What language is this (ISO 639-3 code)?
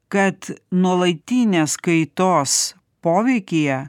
lit